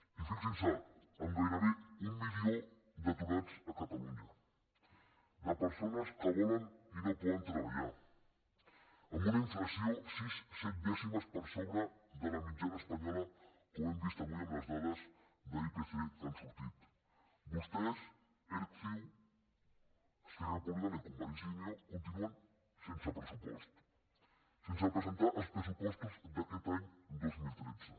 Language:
Catalan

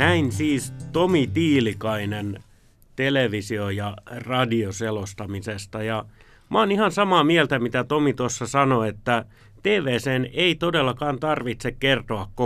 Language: Finnish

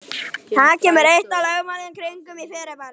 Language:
Icelandic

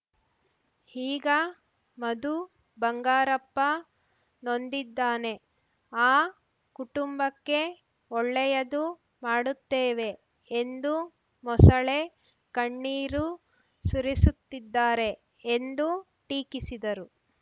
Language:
Kannada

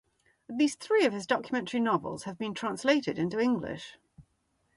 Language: English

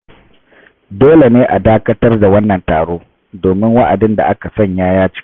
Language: Hausa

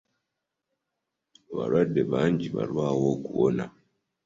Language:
Ganda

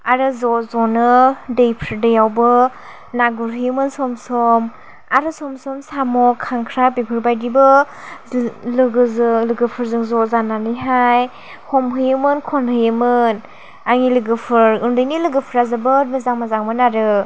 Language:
Bodo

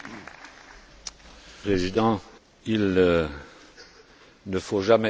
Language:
French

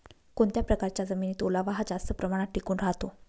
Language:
Marathi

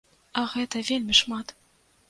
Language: Belarusian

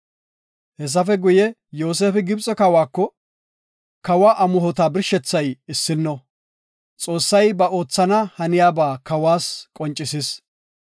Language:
Gofa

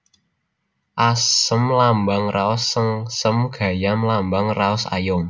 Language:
Javanese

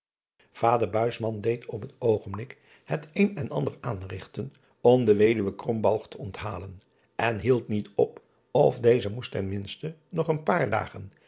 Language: Dutch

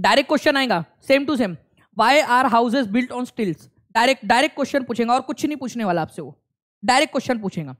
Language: Hindi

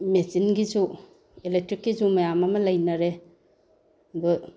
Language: Manipuri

